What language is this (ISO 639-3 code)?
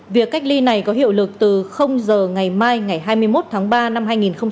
vie